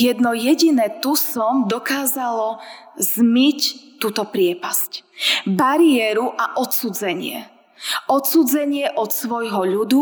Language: Slovak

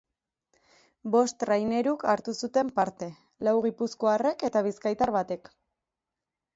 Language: Basque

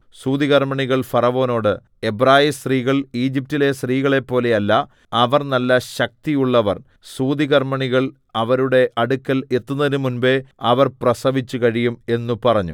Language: Malayalam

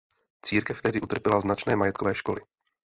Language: Czech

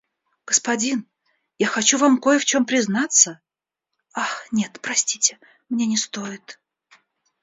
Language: Russian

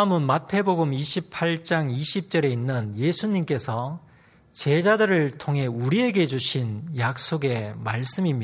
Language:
Korean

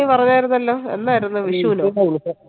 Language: Malayalam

